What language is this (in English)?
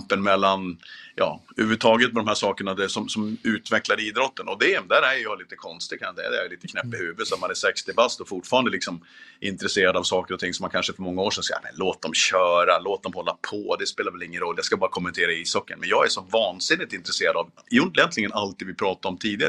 Swedish